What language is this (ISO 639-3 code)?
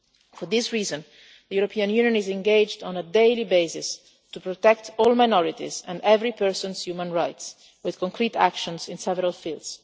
eng